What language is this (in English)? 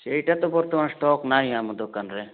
Odia